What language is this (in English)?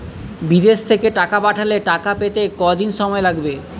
Bangla